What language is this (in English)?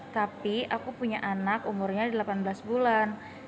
Indonesian